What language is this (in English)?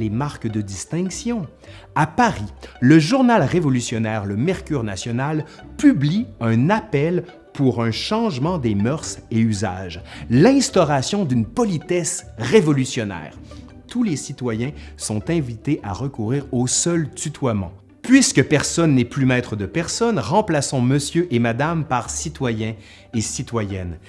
French